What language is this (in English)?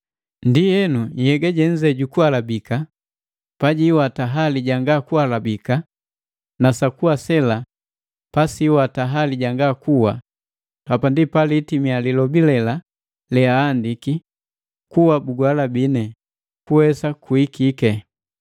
Matengo